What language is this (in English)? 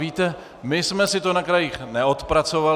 Czech